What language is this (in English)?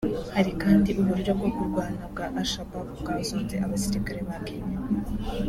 Kinyarwanda